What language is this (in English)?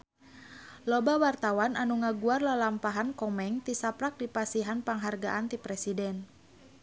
Sundanese